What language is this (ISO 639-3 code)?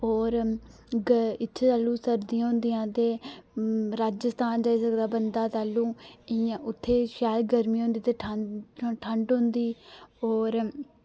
doi